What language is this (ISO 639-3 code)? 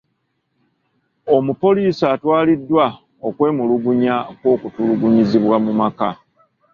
lug